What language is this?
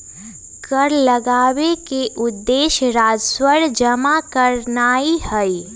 Magahi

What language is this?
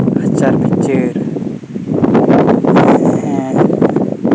Santali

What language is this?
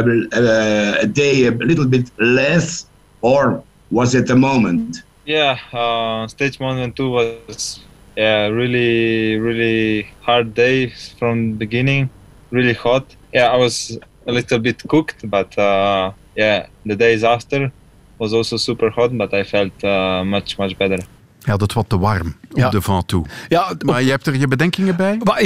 Dutch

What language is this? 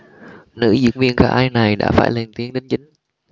Vietnamese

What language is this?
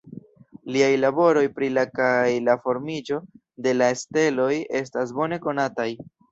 Esperanto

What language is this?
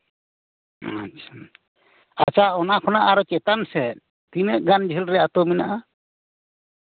Santali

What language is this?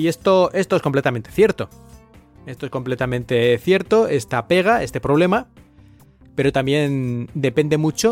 Spanish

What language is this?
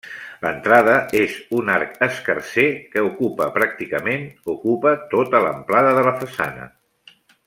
Catalan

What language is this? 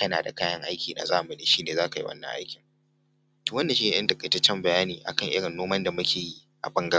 Hausa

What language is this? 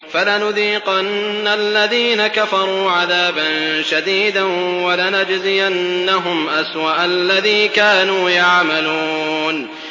Arabic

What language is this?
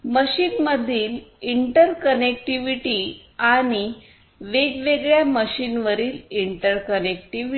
Marathi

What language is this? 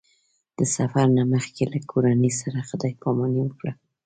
Pashto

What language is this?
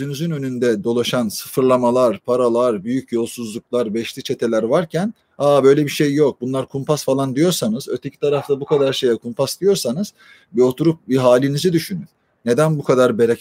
Turkish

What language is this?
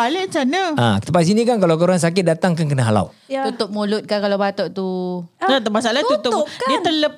Malay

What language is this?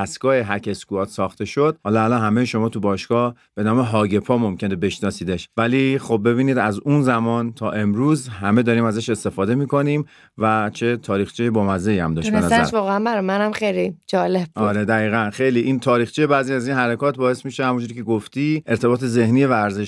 Persian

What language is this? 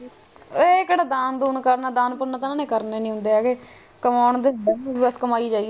Punjabi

